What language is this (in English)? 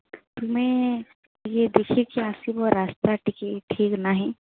Odia